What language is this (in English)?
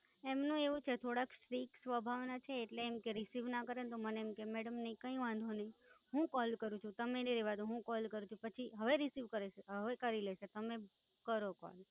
Gujarati